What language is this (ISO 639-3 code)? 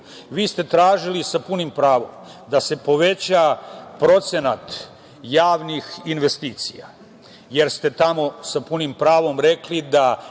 srp